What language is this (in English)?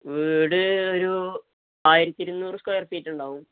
Malayalam